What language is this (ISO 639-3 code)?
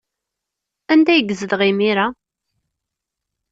kab